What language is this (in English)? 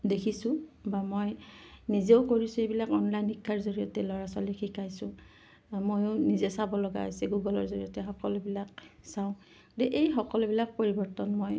Assamese